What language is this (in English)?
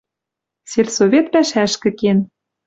Western Mari